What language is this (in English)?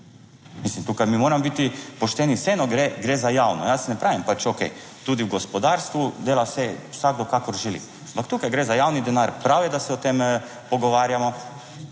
Slovenian